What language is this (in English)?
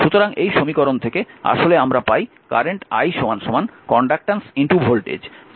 Bangla